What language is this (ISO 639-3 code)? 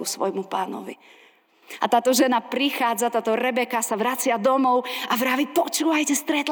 slk